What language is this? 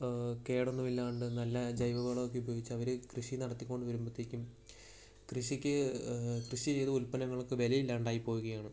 Malayalam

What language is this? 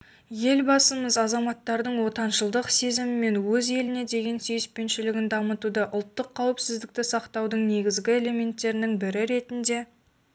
Kazakh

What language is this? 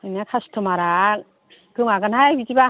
Bodo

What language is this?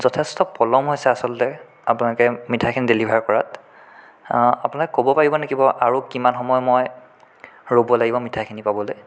Assamese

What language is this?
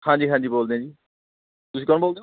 Punjabi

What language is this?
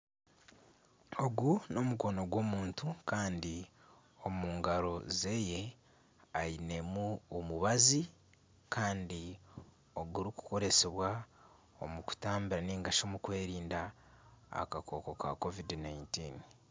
Nyankole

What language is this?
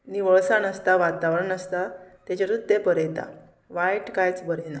Konkani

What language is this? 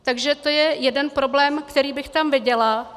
Czech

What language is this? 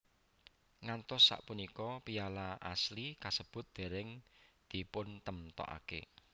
Javanese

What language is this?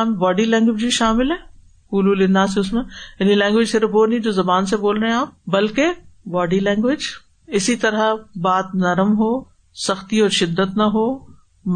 Urdu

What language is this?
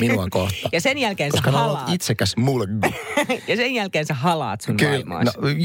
Finnish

